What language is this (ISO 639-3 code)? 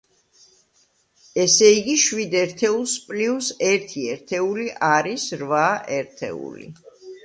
kat